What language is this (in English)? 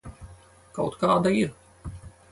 Latvian